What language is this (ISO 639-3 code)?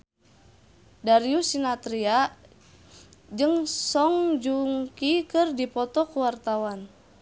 sun